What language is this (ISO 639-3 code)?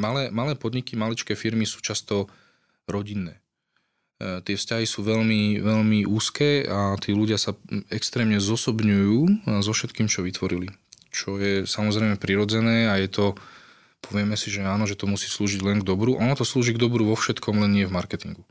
slk